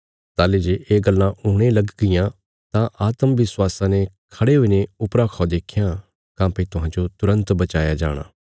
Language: Bilaspuri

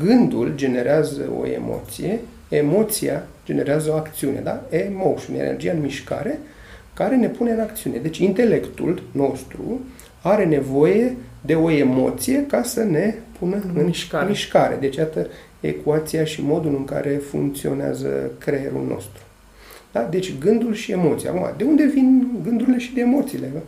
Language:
Romanian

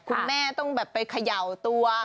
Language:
Thai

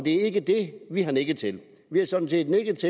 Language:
Danish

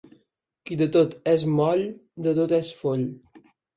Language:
Catalan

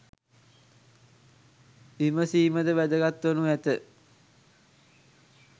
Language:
Sinhala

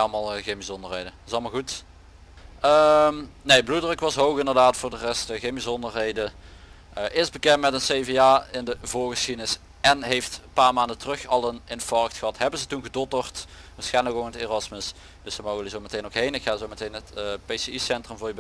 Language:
Dutch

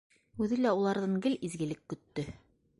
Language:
Bashkir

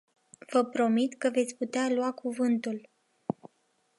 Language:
Romanian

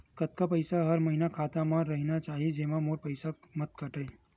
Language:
Chhattisgarhi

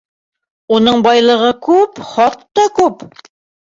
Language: Bashkir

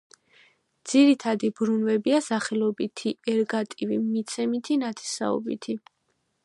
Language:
Georgian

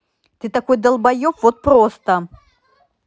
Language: Russian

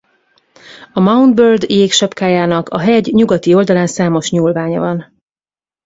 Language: Hungarian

